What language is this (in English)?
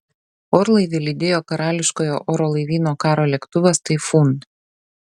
Lithuanian